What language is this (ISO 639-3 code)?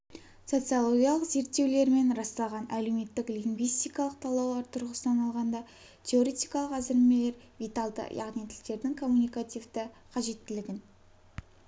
kaz